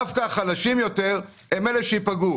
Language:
Hebrew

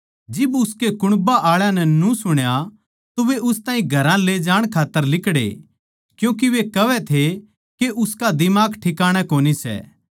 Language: Haryanvi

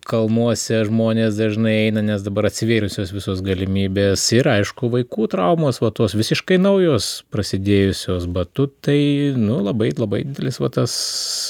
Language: Lithuanian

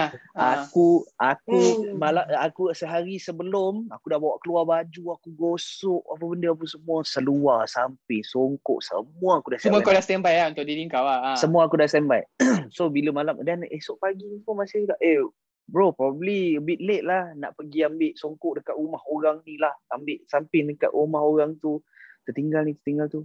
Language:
Malay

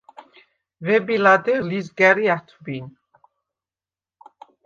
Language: Svan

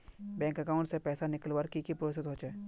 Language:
Magahi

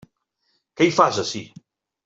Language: Catalan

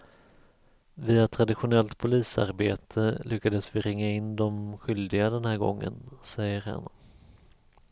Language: Swedish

